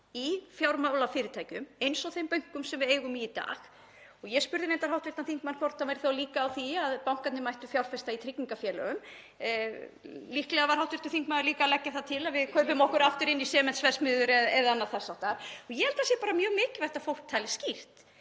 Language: Icelandic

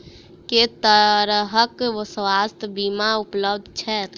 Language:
Maithili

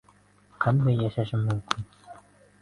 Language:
Uzbek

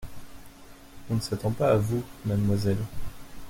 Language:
French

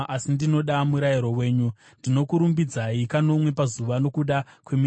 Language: Shona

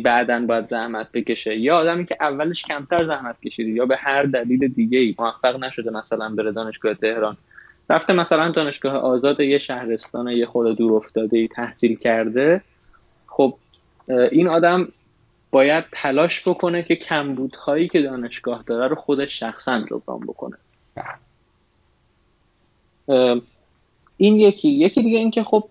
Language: Persian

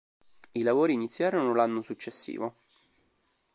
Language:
Italian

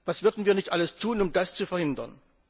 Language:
German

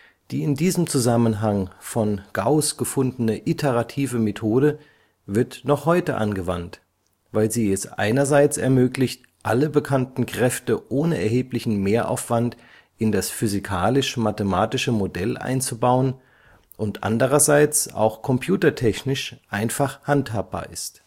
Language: German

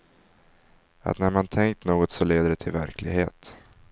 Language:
Swedish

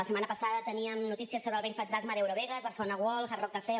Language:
Catalan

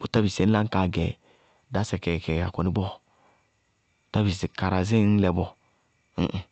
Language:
Bago-Kusuntu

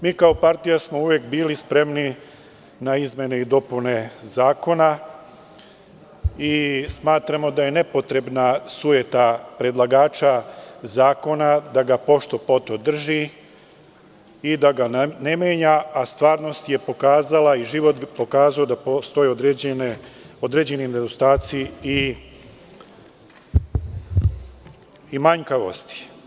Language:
Serbian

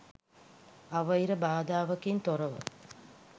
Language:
Sinhala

